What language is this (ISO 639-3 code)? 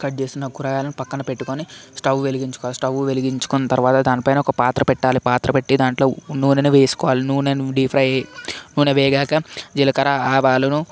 tel